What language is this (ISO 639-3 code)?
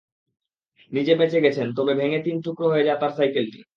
ben